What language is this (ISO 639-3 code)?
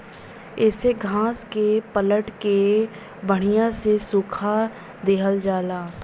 bho